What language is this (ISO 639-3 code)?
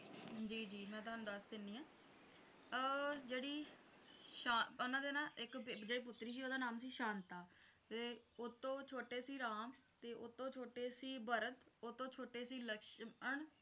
pan